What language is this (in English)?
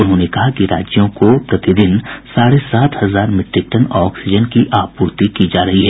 Hindi